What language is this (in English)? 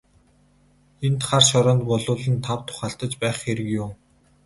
Mongolian